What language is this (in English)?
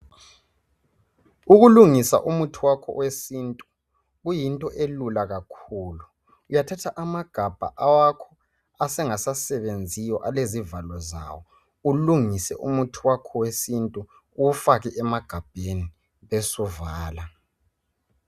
North Ndebele